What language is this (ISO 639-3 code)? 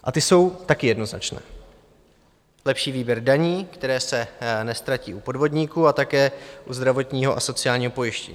ces